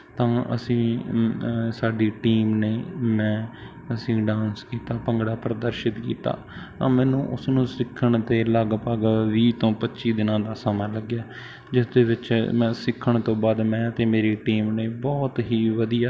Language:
Punjabi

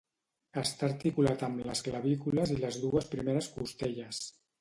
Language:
Catalan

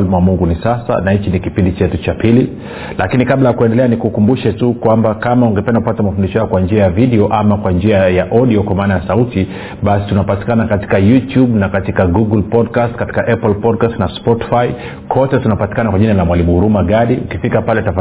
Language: Swahili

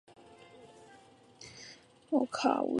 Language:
Chinese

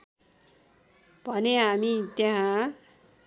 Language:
Nepali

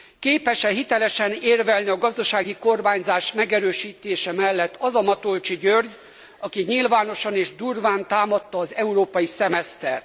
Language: Hungarian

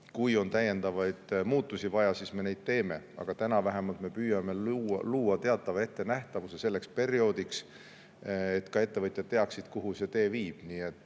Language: Estonian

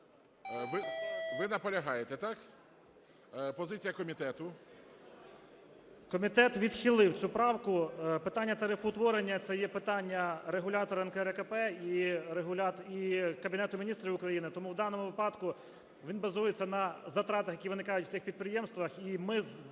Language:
Ukrainian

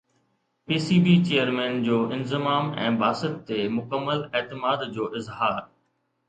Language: Sindhi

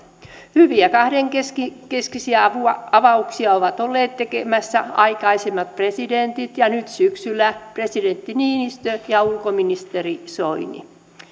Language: Finnish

